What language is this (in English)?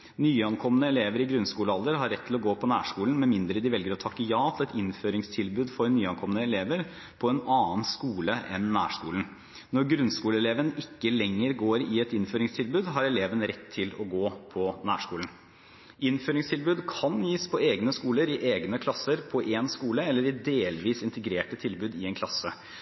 Norwegian Bokmål